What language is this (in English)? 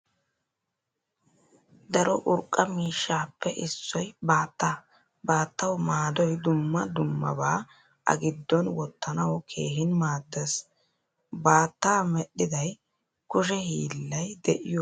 Wolaytta